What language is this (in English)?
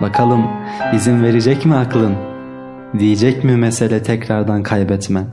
Turkish